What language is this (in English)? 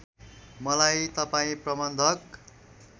Nepali